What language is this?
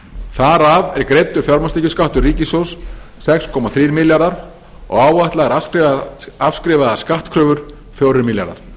Icelandic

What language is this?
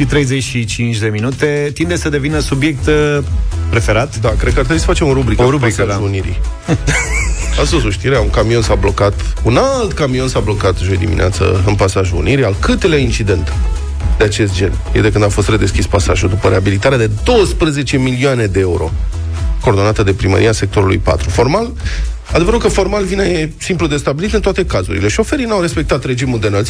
Romanian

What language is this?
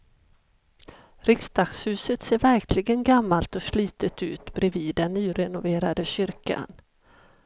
Swedish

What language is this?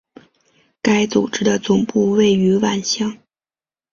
Chinese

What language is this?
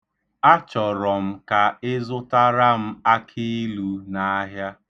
Igbo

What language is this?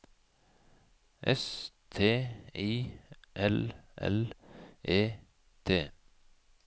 Norwegian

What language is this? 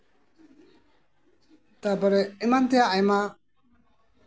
Santali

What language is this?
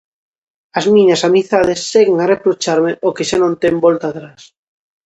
Galician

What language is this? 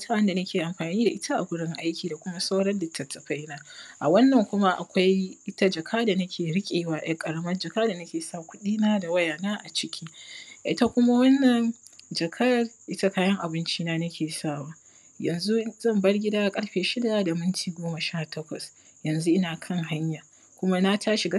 Hausa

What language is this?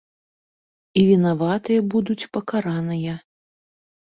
Belarusian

